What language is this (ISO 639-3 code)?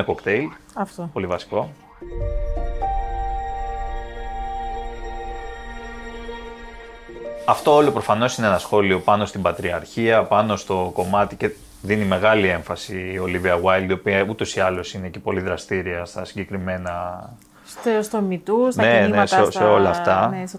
ell